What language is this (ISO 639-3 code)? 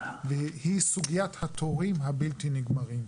heb